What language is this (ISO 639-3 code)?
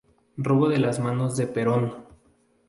spa